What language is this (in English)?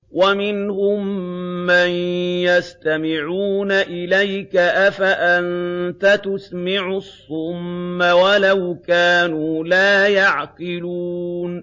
Arabic